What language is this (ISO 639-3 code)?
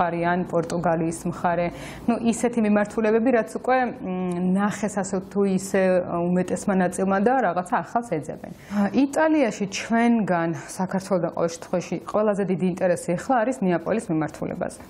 ron